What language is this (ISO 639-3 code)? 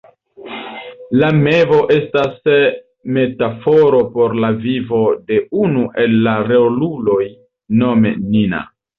epo